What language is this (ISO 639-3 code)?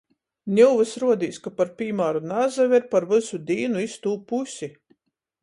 ltg